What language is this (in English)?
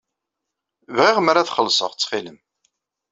Kabyle